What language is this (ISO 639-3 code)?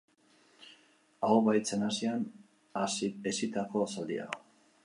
eus